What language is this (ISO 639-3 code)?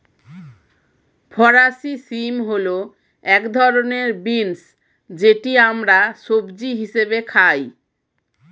ben